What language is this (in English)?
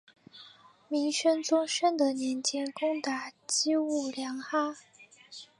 Chinese